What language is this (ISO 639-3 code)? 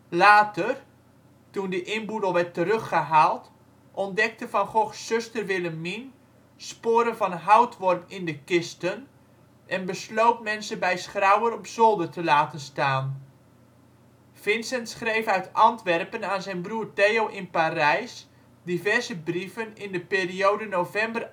nld